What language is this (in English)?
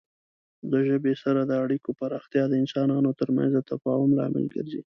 Pashto